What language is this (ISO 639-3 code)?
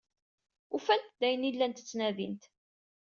kab